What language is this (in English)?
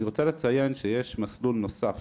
Hebrew